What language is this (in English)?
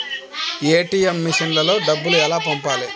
Telugu